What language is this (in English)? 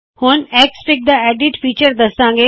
Punjabi